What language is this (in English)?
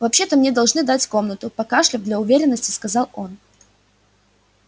Russian